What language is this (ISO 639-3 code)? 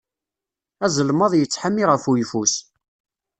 kab